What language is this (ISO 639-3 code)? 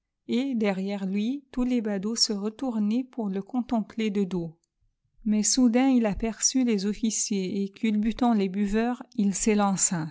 fra